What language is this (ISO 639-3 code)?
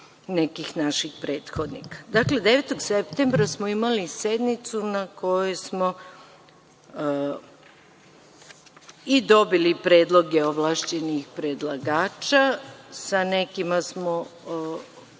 srp